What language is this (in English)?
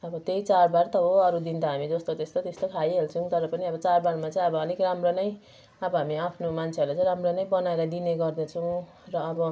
Nepali